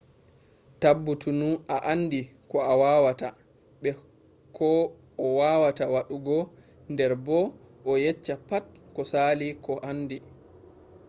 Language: Fula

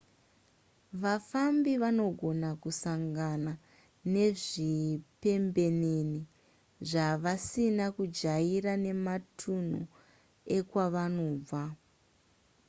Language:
Shona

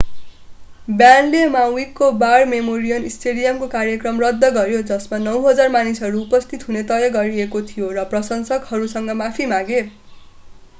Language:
Nepali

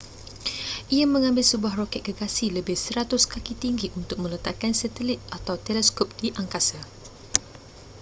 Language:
Malay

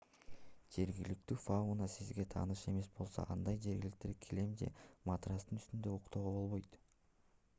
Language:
Kyrgyz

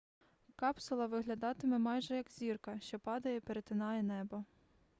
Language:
Ukrainian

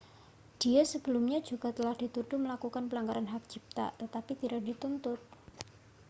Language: Indonesian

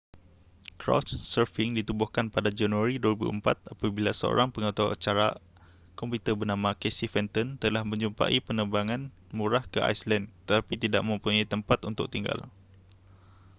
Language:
Malay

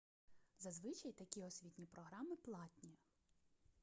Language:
Ukrainian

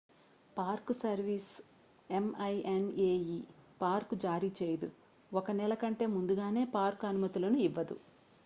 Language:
Telugu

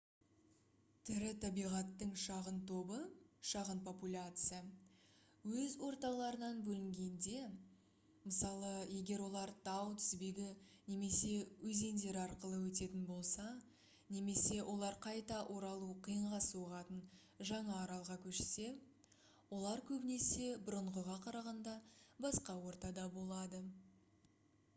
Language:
Kazakh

